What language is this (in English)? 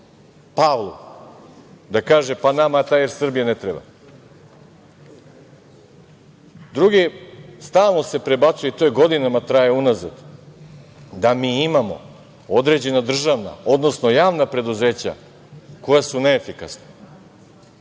Serbian